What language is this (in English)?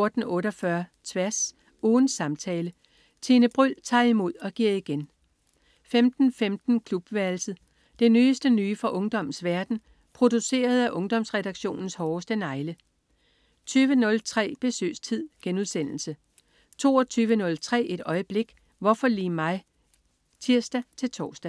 Danish